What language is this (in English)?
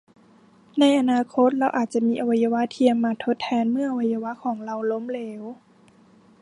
Thai